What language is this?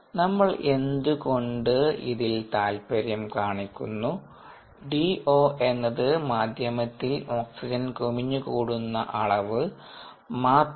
Malayalam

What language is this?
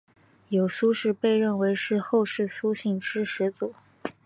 Chinese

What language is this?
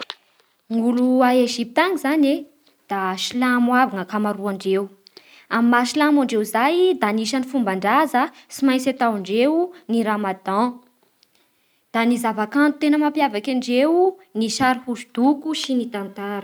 Bara Malagasy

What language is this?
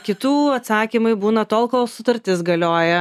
Lithuanian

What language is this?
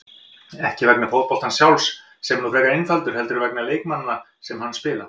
Icelandic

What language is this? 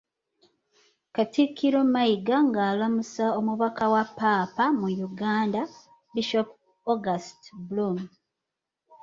Ganda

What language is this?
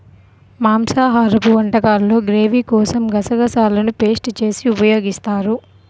Telugu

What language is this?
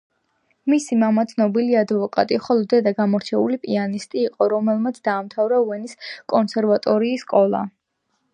Georgian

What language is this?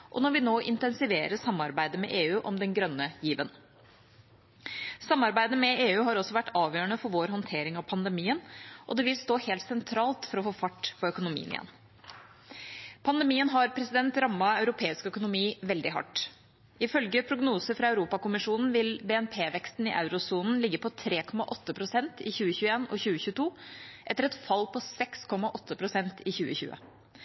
Norwegian Bokmål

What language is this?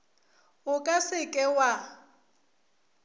Northern Sotho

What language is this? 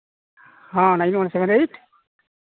Santali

